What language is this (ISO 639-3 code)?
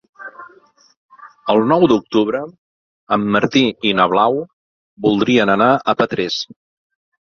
cat